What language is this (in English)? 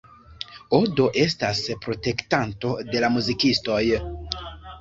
Esperanto